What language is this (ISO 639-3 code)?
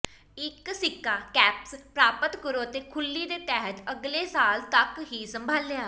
pan